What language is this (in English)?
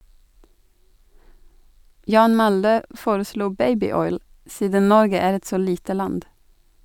Norwegian